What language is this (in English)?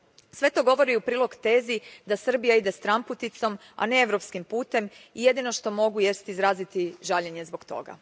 Croatian